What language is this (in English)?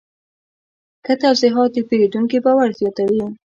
Pashto